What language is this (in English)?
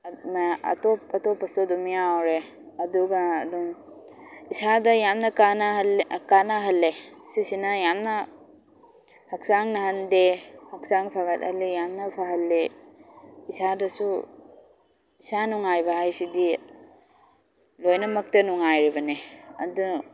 Manipuri